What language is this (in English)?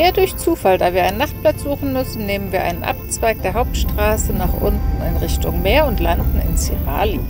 German